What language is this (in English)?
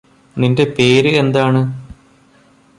Malayalam